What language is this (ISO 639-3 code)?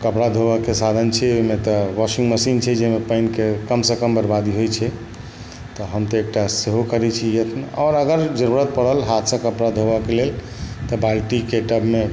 mai